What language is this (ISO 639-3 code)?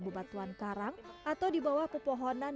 ind